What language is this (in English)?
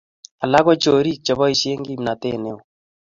Kalenjin